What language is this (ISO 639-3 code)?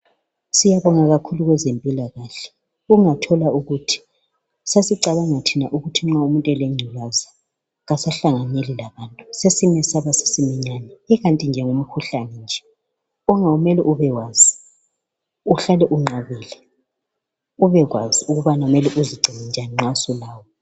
nde